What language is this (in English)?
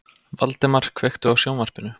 Icelandic